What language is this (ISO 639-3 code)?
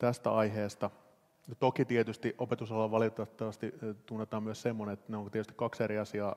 fin